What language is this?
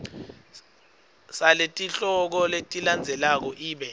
Swati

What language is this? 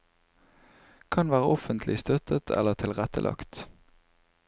Norwegian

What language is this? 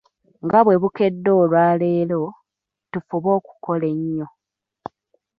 Ganda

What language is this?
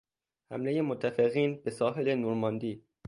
Persian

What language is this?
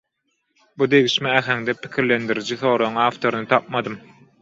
Turkmen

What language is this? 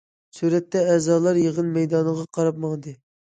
Uyghur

